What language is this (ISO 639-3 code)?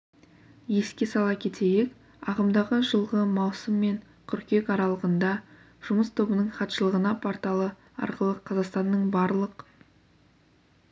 kaz